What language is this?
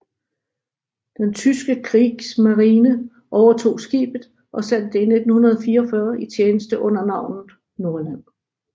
Danish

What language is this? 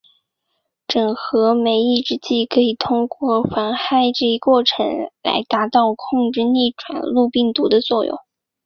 Chinese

